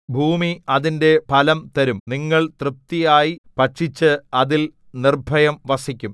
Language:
Malayalam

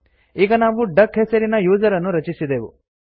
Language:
Kannada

